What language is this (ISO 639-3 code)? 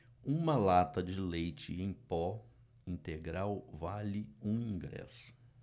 por